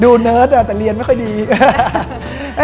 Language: Thai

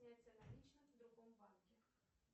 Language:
Russian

